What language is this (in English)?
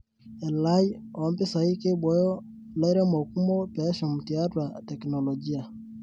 Masai